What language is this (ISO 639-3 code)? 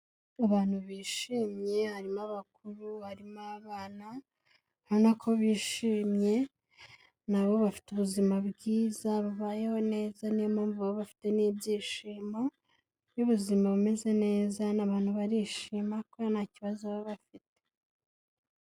kin